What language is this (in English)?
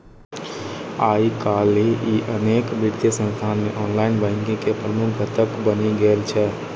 Maithili